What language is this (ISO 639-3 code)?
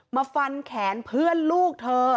tha